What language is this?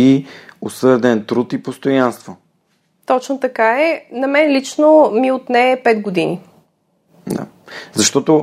Bulgarian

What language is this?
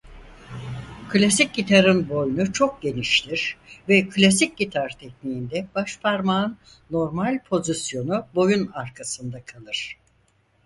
Turkish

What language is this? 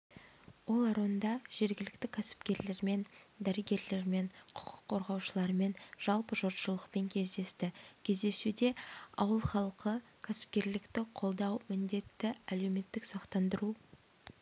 Kazakh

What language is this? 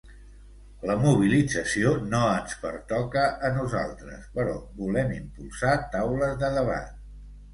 Catalan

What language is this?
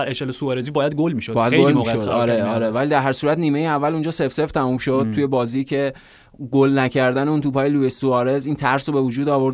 Persian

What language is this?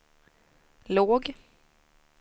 Swedish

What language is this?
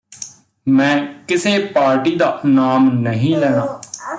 Punjabi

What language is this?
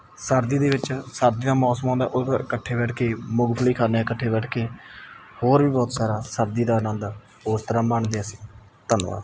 Punjabi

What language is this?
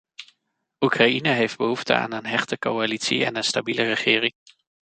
Dutch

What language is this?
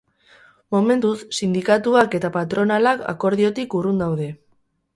Basque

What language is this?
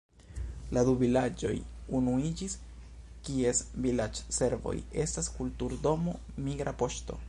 Esperanto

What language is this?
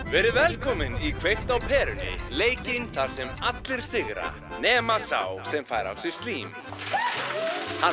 Icelandic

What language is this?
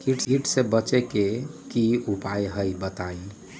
Magahi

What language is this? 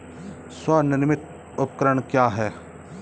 Hindi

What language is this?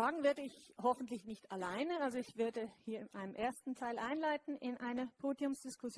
German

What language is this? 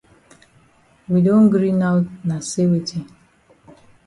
Cameroon Pidgin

